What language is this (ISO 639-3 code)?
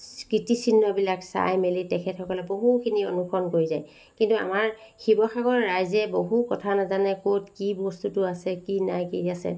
asm